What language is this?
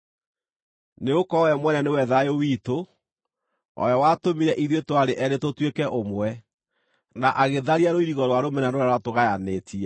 Kikuyu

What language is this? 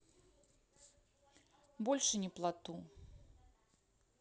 Russian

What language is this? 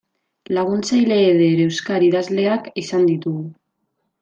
Basque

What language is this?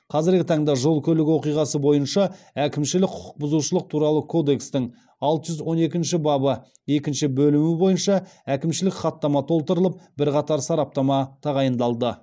Kazakh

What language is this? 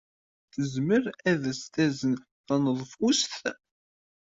Kabyle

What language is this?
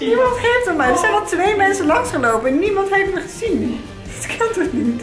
Dutch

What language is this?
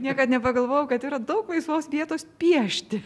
Lithuanian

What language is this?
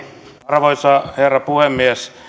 Finnish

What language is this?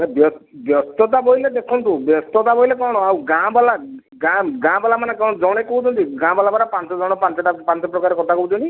Odia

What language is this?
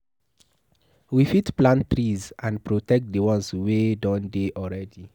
Nigerian Pidgin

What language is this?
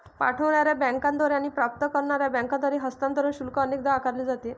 Marathi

